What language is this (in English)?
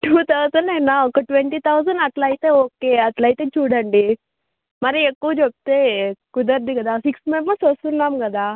Telugu